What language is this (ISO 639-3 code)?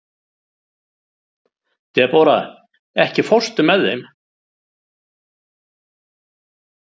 isl